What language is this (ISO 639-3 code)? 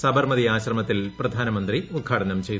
mal